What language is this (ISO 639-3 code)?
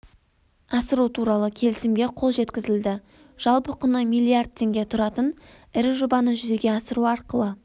kaz